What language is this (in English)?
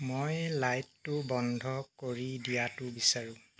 Assamese